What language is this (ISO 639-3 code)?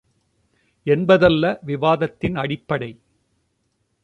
tam